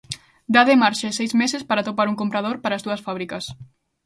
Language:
Galician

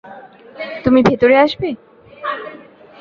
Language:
Bangla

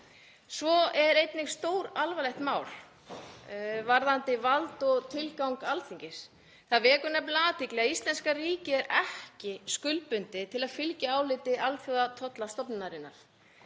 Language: Icelandic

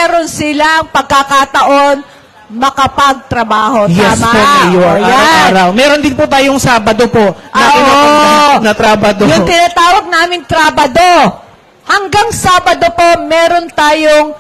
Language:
Filipino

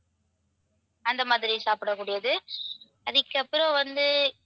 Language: Tamil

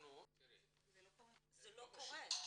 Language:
Hebrew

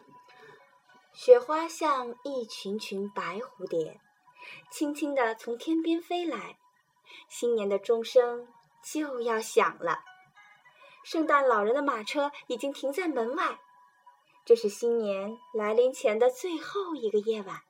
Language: Chinese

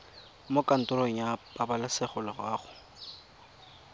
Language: Tswana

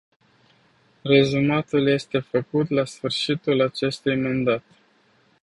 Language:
Romanian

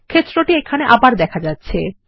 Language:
Bangla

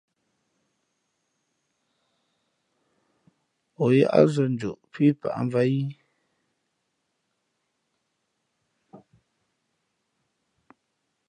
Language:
Fe'fe'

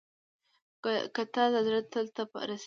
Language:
Pashto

